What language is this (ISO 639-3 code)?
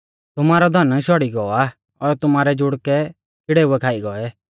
bfz